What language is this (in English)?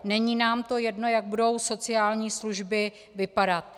Czech